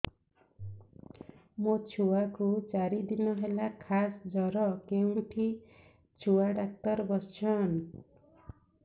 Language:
Odia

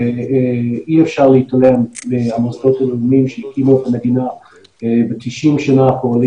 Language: Hebrew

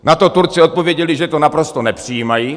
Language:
Czech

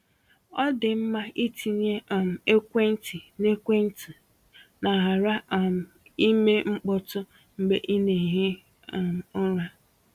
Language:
Igbo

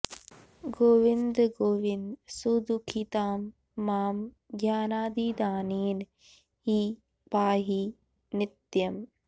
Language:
Sanskrit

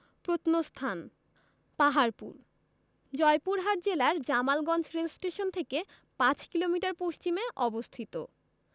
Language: Bangla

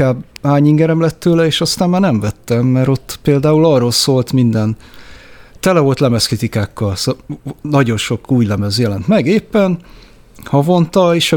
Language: Hungarian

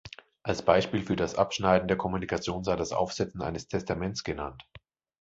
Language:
German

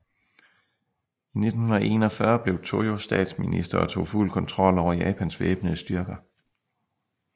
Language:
Danish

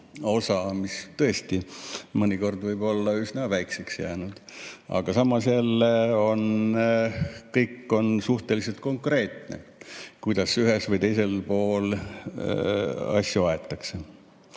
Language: Estonian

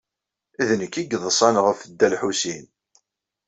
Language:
Kabyle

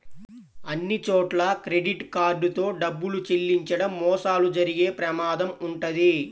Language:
Telugu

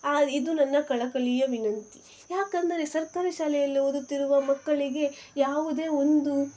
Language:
Kannada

